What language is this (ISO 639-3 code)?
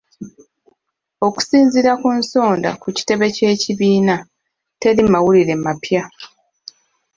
lug